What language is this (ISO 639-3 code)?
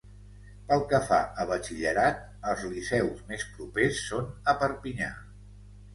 cat